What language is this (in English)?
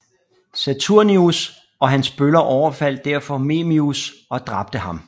Danish